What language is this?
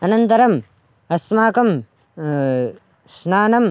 Sanskrit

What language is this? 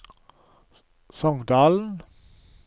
Norwegian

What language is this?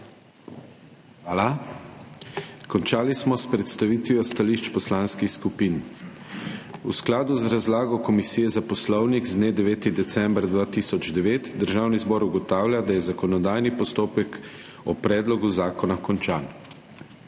Slovenian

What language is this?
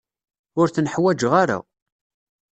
Kabyle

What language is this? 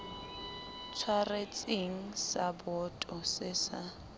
Southern Sotho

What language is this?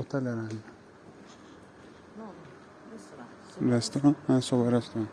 Turkish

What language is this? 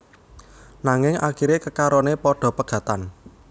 Javanese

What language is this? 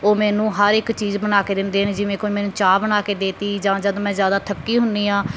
Punjabi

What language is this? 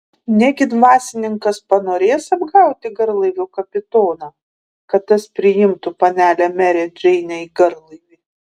Lithuanian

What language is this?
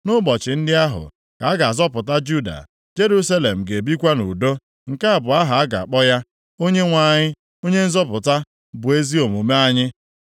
Igbo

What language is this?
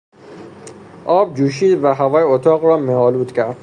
Persian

